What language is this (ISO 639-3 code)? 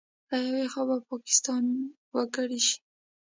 pus